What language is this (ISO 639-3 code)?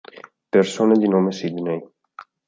ita